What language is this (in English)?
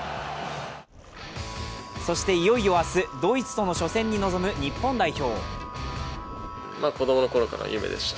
Japanese